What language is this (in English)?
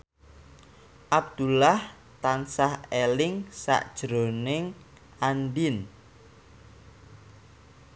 Javanese